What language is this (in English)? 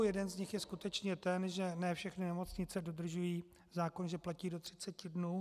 Czech